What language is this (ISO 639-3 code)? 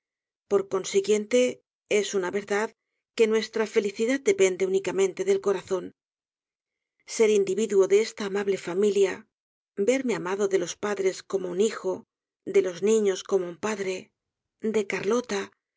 spa